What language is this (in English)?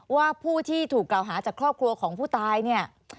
Thai